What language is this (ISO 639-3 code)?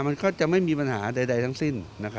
tha